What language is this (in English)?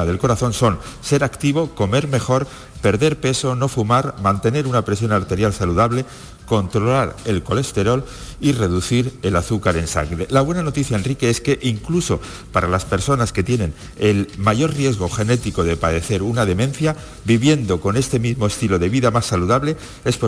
Spanish